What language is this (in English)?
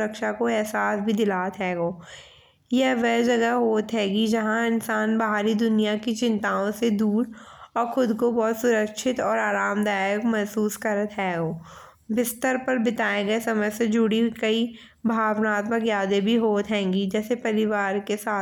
Bundeli